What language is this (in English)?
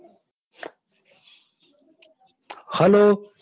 Gujarati